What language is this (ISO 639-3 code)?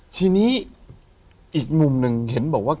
tha